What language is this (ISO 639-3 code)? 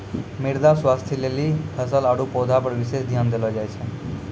mai